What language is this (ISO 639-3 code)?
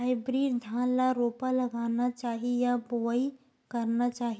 hne